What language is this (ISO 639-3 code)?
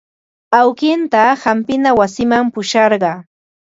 qva